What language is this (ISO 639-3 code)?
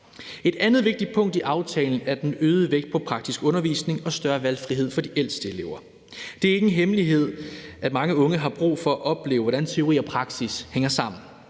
dan